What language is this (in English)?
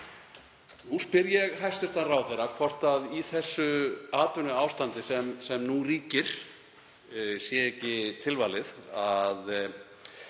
Icelandic